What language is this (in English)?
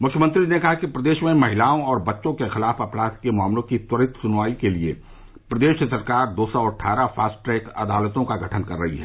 Hindi